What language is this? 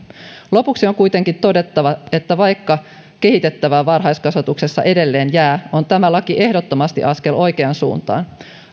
Finnish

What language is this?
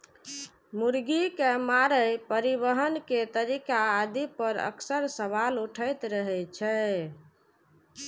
Maithili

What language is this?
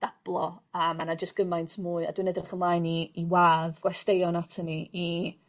Welsh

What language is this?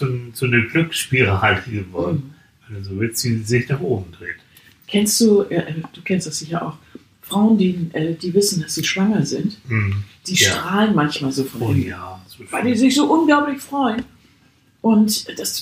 German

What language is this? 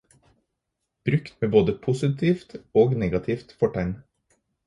Norwegian Bokmål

